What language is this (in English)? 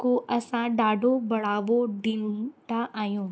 Sindhi